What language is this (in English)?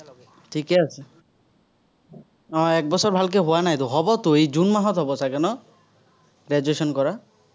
Assamese